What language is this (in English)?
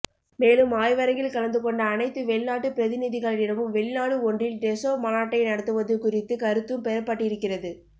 Tamil